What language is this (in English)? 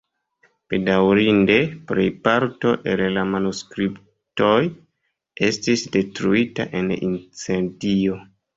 Esperanto